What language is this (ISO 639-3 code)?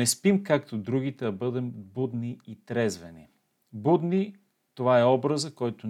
bul